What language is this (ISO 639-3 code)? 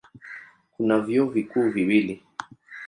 swa